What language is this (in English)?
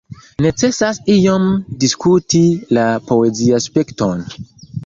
Esperanto